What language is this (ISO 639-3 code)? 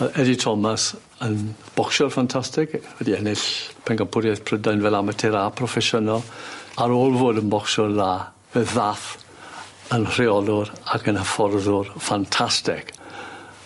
cym